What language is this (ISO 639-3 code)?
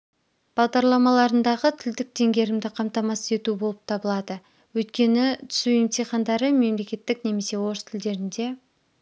kaz